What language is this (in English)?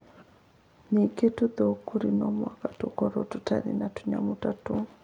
Kikuyu